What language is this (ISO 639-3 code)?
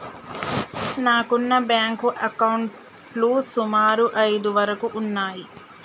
tel